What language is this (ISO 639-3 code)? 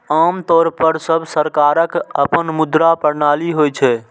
mai